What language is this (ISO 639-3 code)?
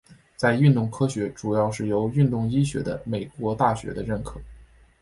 zho